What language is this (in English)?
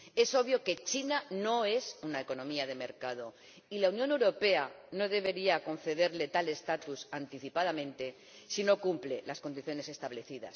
Spanish